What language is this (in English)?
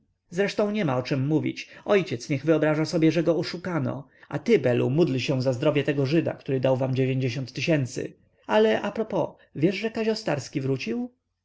Polish